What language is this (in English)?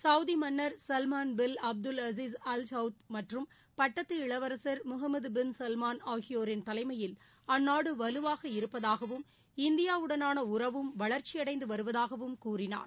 Tamil